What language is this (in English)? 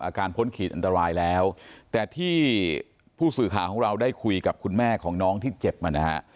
Thai